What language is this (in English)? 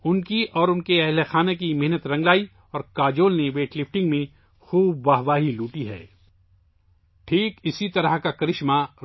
Urdu